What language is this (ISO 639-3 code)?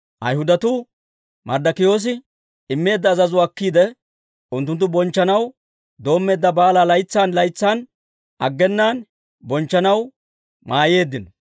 dwr